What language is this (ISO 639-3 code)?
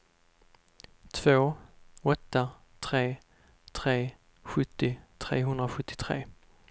swe